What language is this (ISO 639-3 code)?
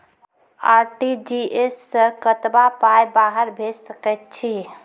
mai